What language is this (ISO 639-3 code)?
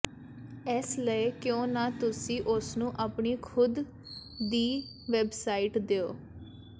pan